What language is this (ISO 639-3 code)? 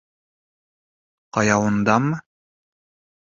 bak